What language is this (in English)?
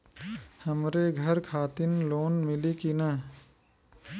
Bhojpuri